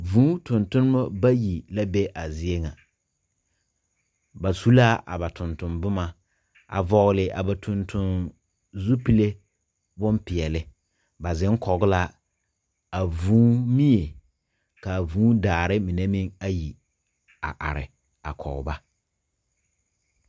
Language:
Southern Dagaare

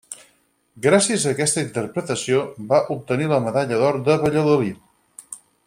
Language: Catalan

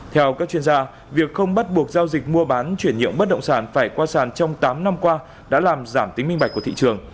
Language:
Vietnamese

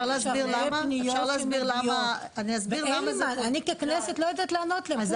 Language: Hebrew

